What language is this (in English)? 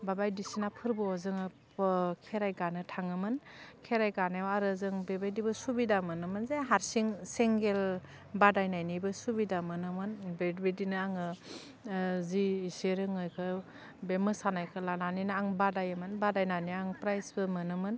Bodo